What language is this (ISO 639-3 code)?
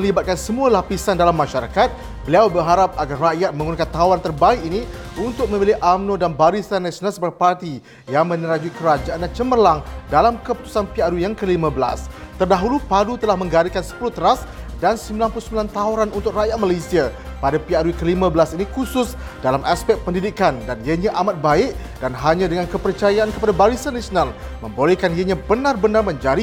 msa